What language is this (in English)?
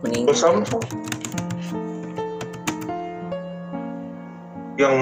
Indonesian